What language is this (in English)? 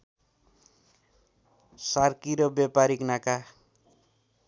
Nepali